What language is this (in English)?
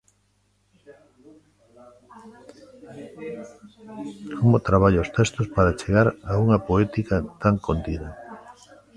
Galician